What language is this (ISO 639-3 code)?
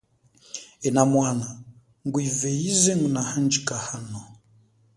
cjk